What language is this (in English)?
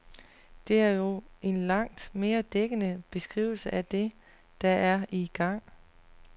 Danish